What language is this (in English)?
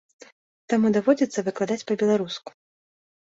Belarusian